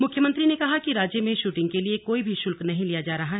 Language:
Hindi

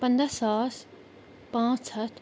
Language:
Kashmiri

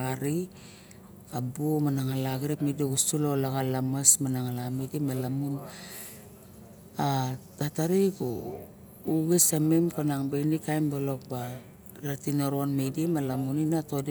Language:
Barok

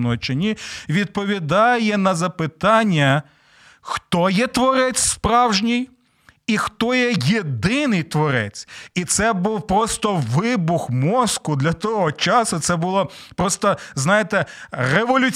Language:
Ukrainian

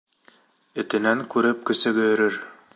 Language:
Bashkir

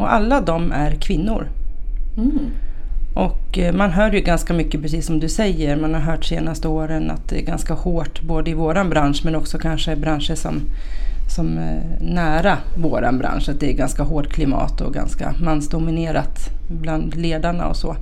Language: Swedish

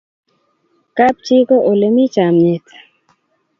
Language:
Kalenjin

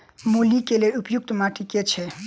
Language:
Maithili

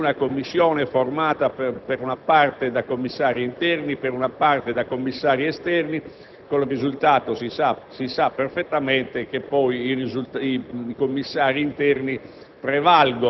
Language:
Italian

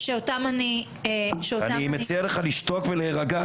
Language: Hebrew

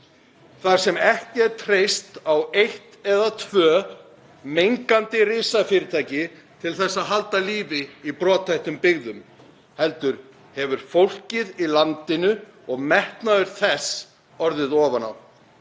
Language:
Icelandic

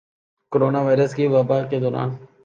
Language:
Urdu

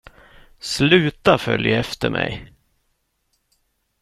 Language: Swedish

